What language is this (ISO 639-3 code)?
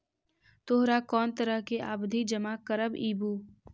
mag